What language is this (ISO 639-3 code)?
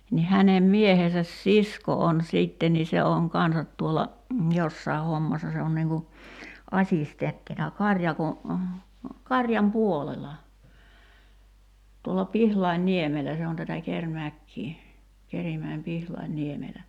fin